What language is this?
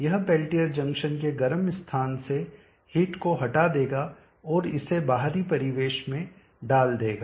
Hindi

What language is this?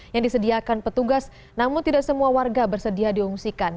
Indonesian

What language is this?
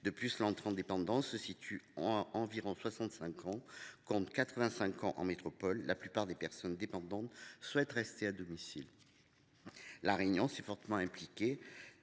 French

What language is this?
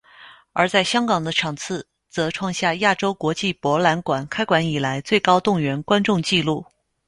Chinese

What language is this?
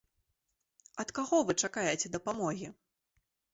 Belarusian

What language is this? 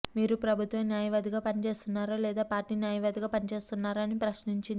Telugu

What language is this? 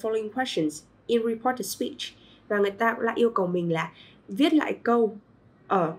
Vietnamese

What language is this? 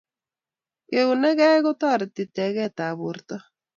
Kalenjin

